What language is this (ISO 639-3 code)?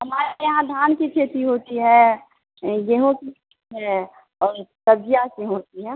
hin